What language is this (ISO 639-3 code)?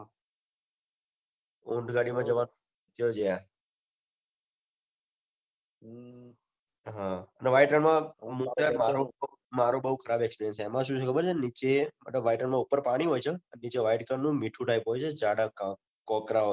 guj